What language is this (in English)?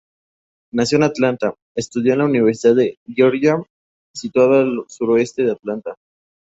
Spanish